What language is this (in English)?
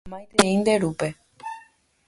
Guarani